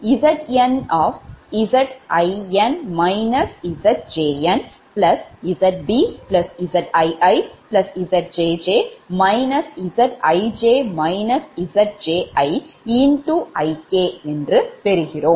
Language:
Tamil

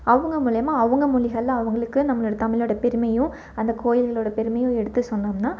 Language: Tamil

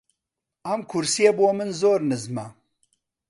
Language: Central Kurdish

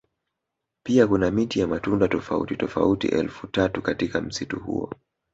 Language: Swahili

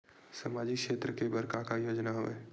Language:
Chhattisgarhi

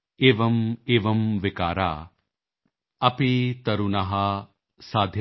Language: Punjabi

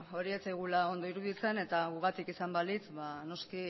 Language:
Basque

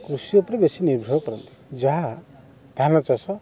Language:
Odia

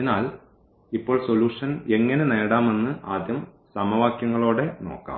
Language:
Malayalam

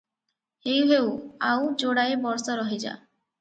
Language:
Odia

